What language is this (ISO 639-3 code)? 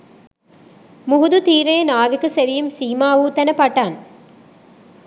sin